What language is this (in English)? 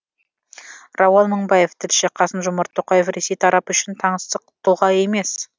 Kazakh